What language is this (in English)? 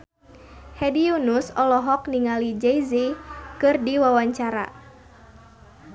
Sundanese